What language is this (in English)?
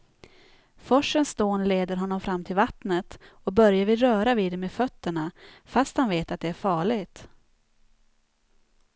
Swedish